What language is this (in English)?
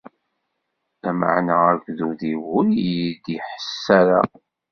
Kabyle